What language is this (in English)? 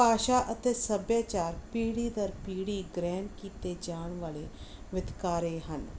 Punjabi